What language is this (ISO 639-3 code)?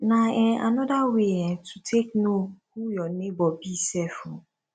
pcm